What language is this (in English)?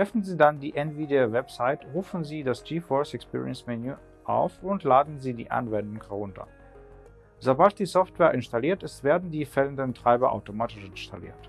German